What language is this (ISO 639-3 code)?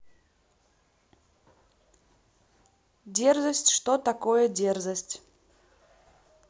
rus